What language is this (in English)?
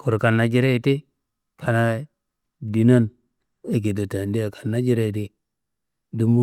Kanembu